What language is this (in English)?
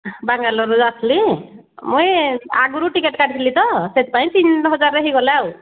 Odia